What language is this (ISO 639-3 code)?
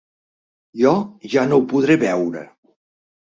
cat